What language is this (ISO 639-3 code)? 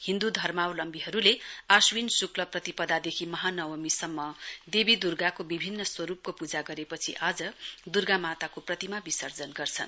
nep